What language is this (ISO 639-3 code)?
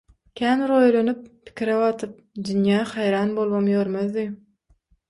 tuk